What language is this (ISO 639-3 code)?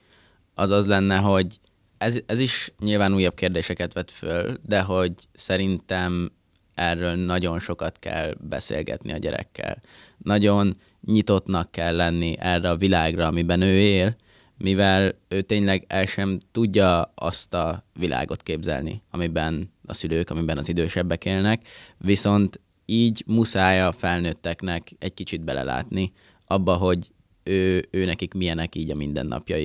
hun